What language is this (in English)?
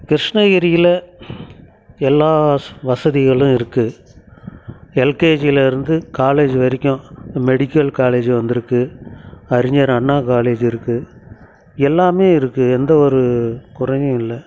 Tamil